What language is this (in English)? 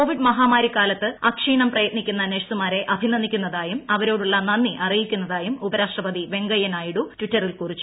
Malayalam